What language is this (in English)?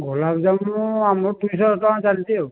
Odia